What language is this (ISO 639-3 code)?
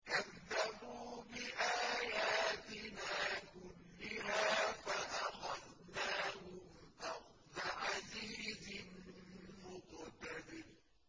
ara